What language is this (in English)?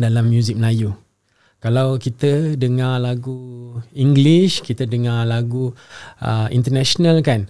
Malay